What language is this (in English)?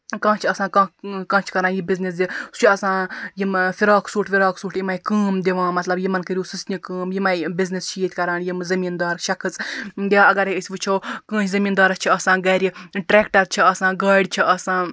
Kashmiri